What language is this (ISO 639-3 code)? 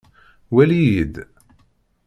kab